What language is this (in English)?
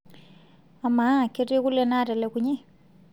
Masai